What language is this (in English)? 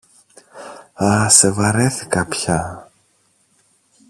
Greek